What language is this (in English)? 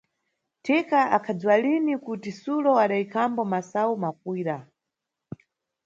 Nyungwe